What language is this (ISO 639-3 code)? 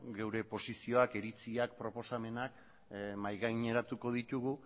eus